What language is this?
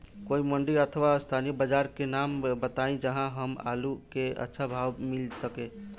Bhojpuri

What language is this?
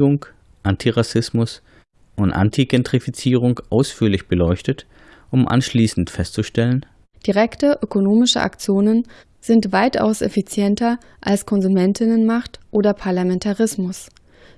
German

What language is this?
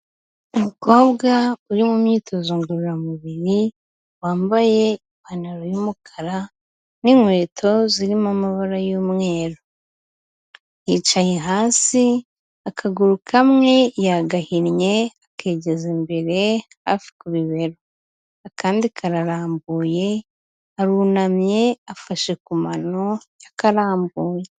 Kinyarwanda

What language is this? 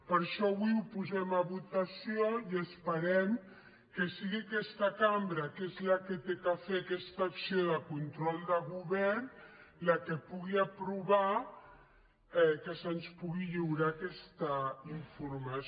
Catalan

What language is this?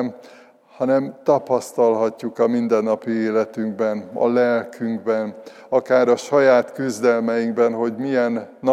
Hungarian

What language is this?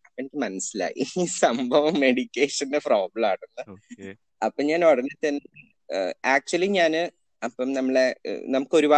Malayalam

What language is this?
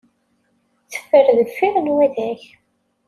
Kabyle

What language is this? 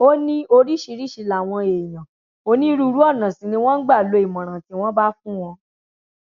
Yoruba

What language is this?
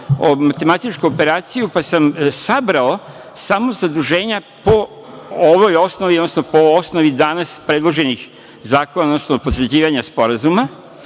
Serbian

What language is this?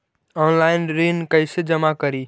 Magahi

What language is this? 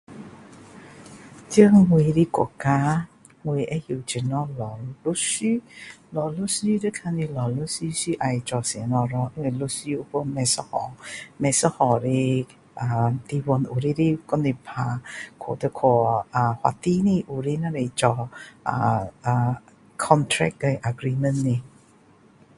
Min Dong Chinese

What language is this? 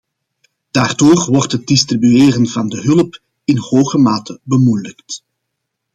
Dutch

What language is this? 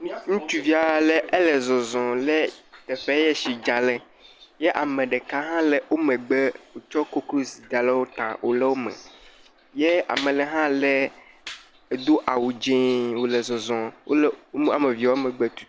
Ewe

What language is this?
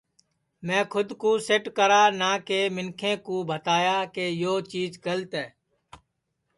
Sansi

